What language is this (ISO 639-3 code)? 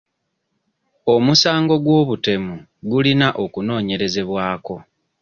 lug